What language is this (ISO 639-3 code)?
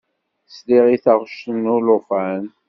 kab